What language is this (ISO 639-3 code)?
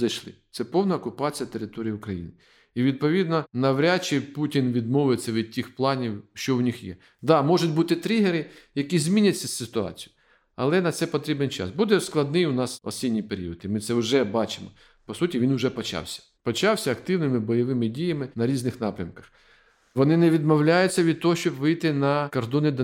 ukr